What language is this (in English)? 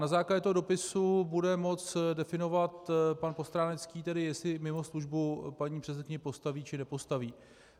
Czech